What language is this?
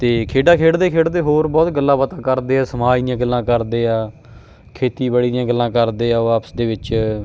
Punjabi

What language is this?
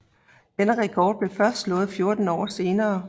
Danish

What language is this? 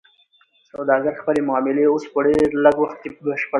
Pashto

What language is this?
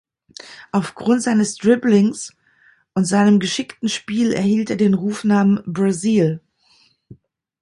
German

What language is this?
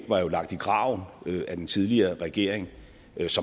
Danish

